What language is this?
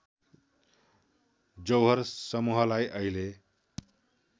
Nepali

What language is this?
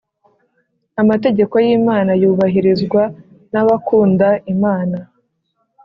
Kinyarwanda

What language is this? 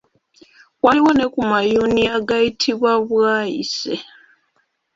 Ganda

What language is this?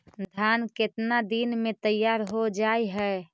Magahi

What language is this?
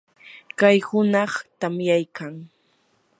Yanahuanca Pasco Quechua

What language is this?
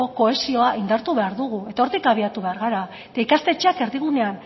Basque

